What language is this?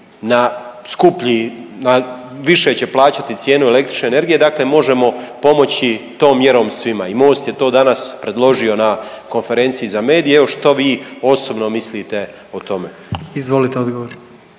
Croatian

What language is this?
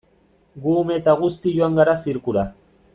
Basque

